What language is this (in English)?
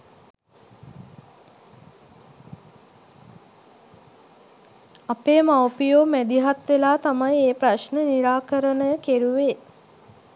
Sinhala